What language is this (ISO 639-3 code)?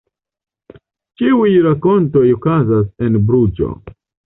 epo